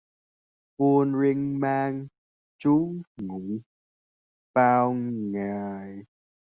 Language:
Vietnamese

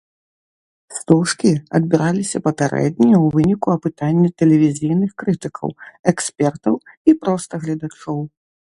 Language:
Belarusian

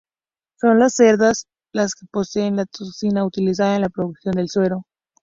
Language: Spanish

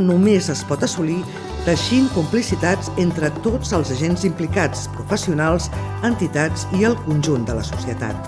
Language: Catalan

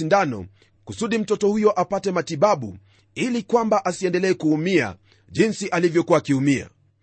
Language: Swahili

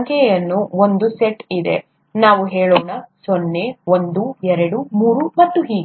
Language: Kannada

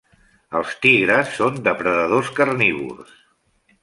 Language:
Catalan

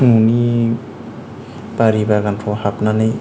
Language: Bodo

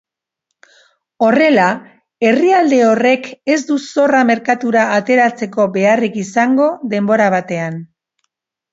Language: Basque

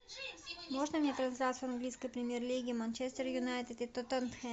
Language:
Russian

